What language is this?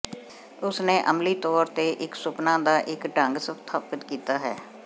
Punjabi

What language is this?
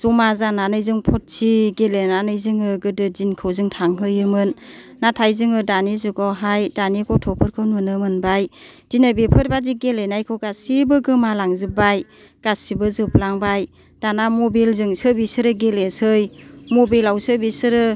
Bodo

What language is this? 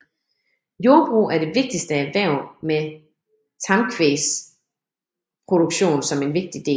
Danish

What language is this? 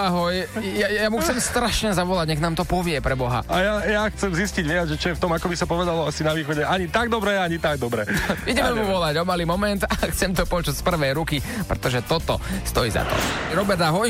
Slovak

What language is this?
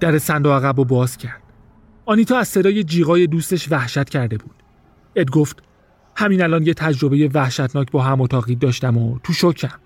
Persian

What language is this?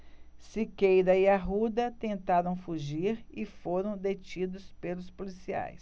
Portuguese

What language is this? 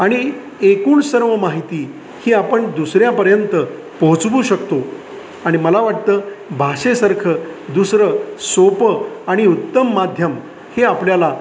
Marathi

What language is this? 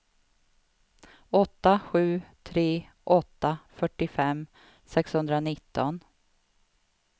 Swedish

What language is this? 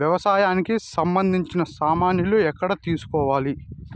Telugu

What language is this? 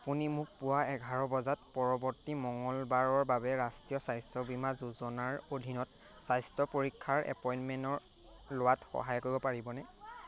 Assamese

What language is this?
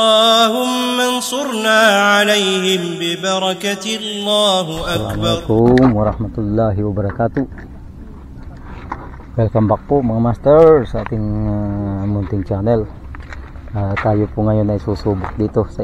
Filipino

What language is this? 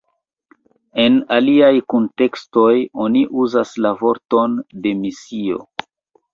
Esperanto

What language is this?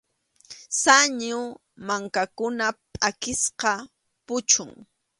Arequipa-La Unión Quechua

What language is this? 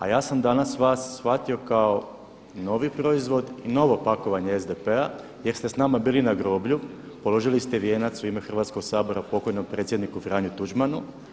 Croatian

